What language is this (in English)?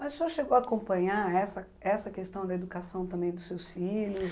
Portuguese